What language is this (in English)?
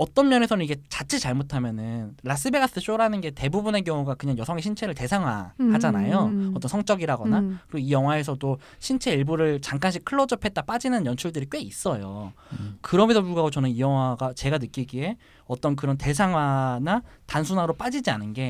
Korean